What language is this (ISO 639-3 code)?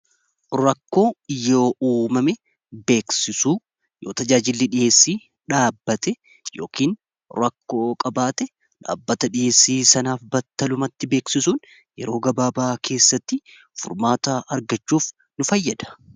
orm